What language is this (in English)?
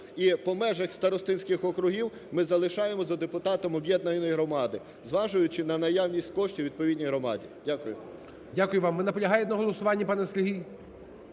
Ukrainian